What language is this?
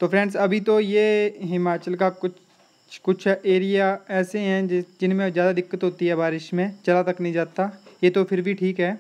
Hindi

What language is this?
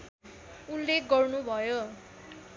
Nepali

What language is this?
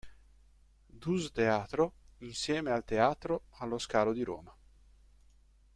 Italian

